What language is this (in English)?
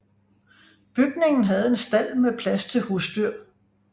Danish